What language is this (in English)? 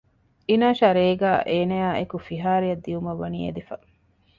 Divehi